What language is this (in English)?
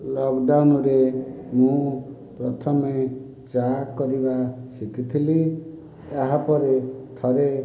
Odia